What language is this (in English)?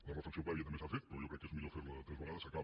Catalan